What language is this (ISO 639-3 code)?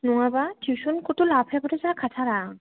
brx